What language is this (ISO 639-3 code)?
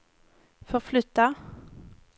swe